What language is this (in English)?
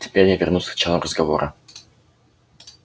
Russian